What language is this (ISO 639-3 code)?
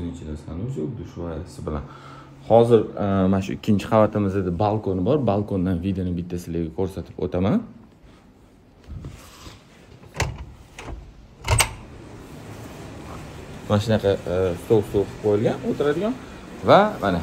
tur